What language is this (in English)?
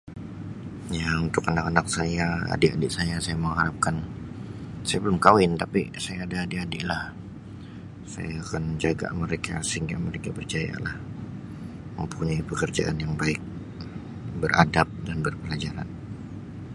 Sabah Malay